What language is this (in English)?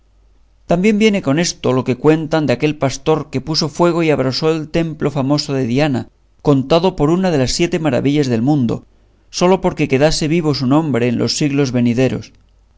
Spanish